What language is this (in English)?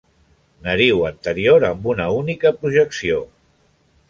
Catalan